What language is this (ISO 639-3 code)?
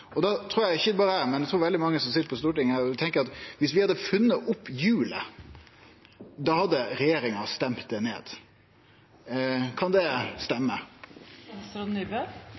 nno